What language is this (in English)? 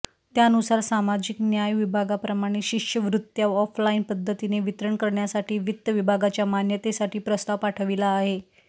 Marathi